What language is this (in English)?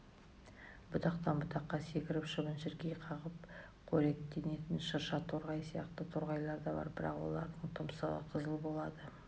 Kazakh